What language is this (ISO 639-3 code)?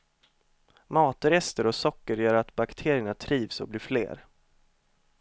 swe